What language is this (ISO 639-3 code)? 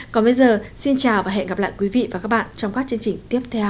vie